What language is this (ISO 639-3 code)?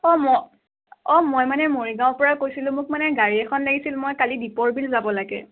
asm